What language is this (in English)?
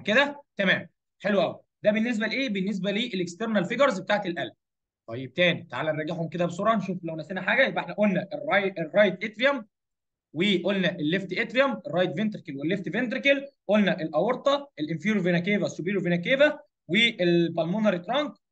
Arabic